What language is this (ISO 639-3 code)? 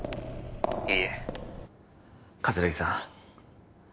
jpn